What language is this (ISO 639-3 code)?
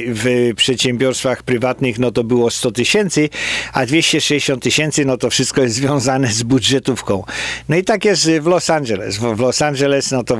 pol